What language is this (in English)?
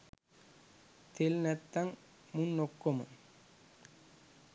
Sinhala